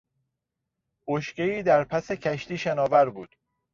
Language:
Persian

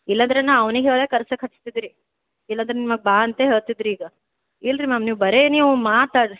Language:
Kannada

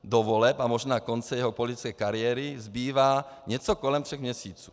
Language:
Czech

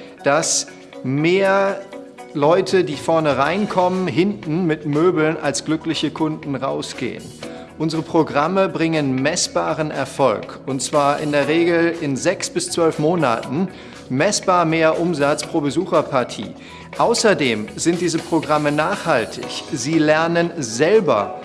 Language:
German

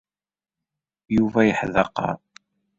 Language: Kabyle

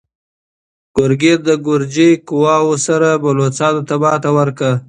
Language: Pashto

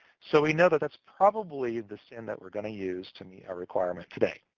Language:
English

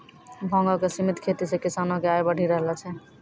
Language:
Maithili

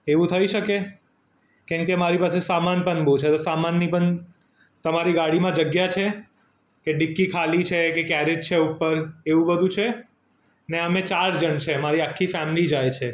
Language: Gujarati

